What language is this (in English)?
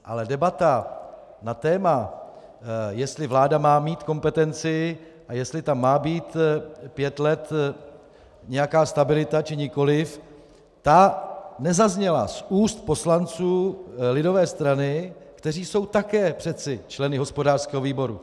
Czech